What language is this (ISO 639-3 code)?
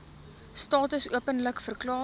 afr